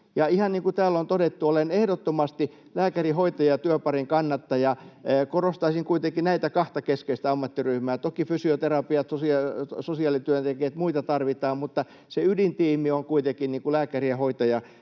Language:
Finnish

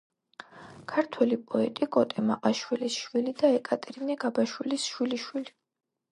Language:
Georgian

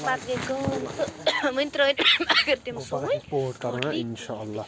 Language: Kashmiri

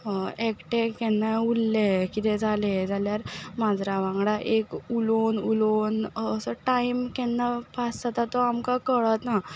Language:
Konkani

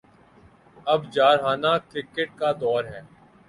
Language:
Urdu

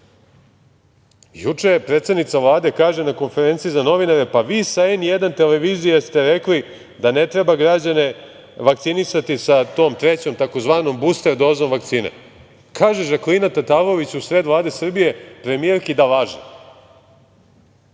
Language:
Serbian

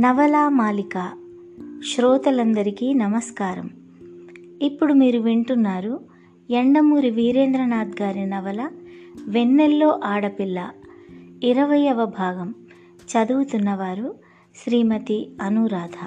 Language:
Telugu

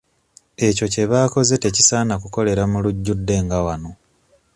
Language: Ganda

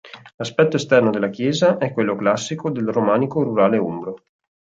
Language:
Italian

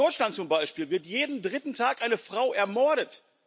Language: German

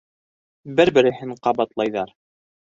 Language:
Bashkir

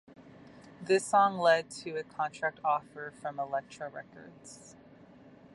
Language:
English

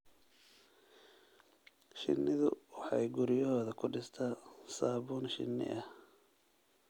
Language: Somali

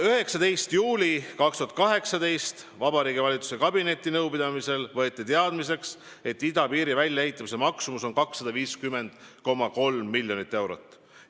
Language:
Estonian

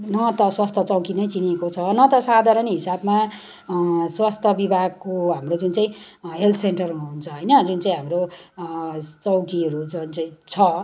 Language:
Nepali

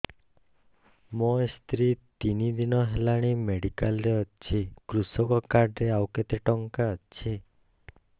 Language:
Odia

